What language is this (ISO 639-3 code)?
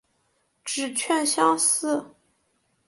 zho